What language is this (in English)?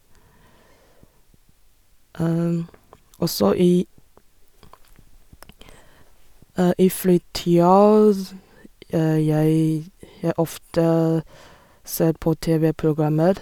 Norwegian